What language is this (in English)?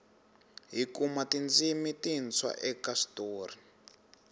Tsonga